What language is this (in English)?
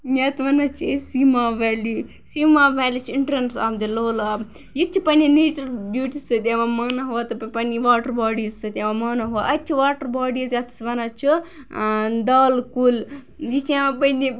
Kashmiri